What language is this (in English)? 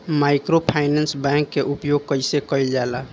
Bhojpuri